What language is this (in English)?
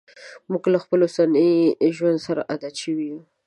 Pashto